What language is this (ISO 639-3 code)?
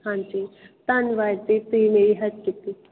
pan